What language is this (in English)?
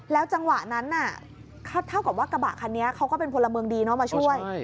Thai